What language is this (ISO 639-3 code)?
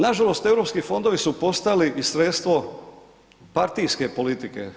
hrv